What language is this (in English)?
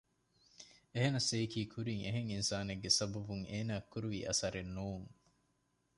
Divehi